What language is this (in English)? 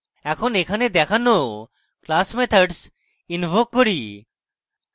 Bangla